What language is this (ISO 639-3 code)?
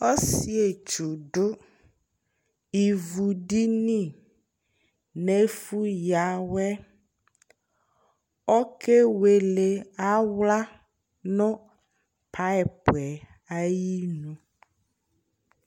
kpo